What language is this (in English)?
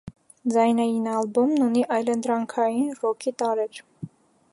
Armenian